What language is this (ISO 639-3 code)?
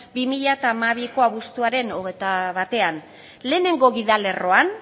eus